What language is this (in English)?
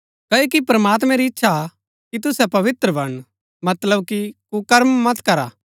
Gaddi